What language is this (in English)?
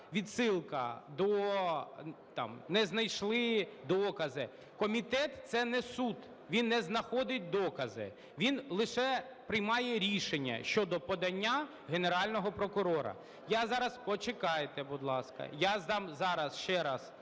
Ukrainian